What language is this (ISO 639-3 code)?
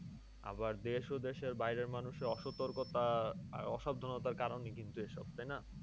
ben